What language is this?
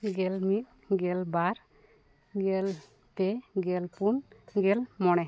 Santali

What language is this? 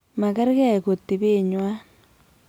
Kalenjin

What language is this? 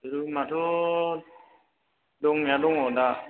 Bodo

